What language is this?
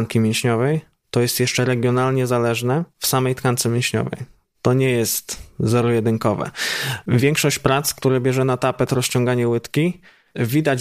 Polish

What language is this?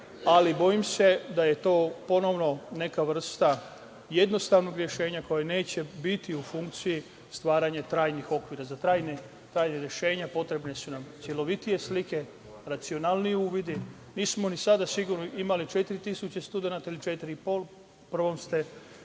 Serbian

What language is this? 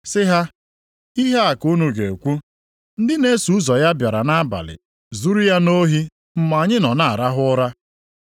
Igbo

